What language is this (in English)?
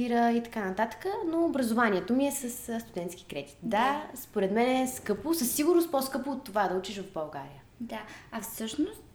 Bulgarian